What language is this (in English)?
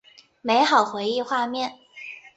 Chinese